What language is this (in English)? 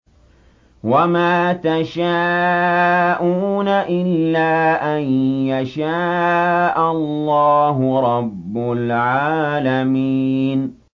Arabic